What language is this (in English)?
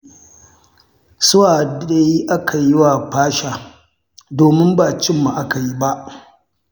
Hausa